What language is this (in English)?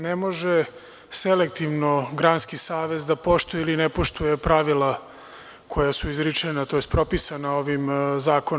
Serbian